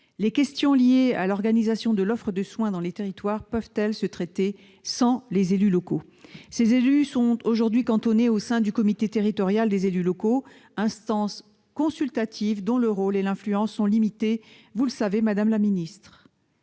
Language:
French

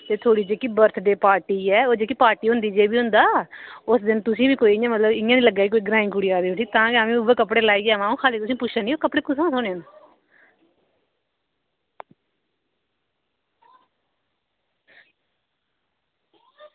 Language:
Dogri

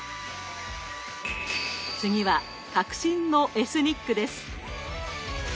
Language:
Japanese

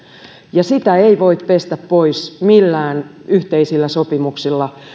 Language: Finnish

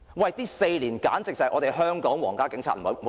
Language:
Cantonese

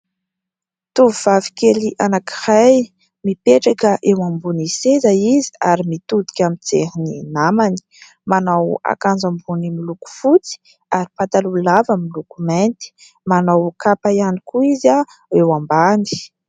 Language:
Malagasy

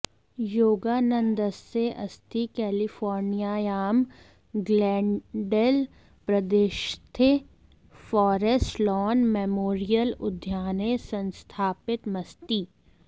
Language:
Sanskrit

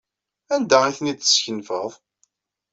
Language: Kabyle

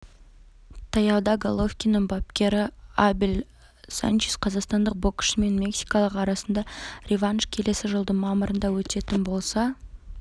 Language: Kazakh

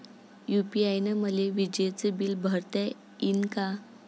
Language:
Marathi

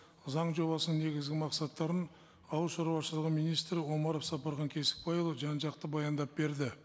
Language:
Kazakh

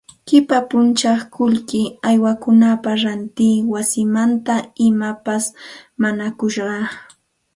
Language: Santa Ana de Tusi Pasco Quechua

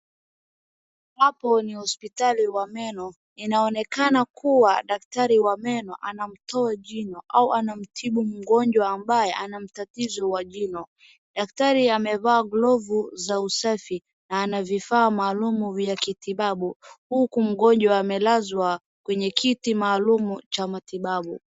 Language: Swahili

